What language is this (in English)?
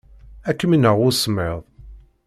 Kabyle